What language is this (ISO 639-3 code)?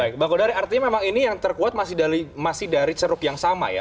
ind